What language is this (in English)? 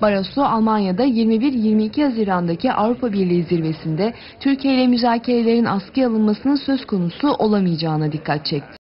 Turkish